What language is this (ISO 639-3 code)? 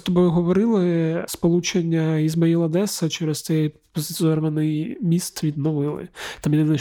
ukr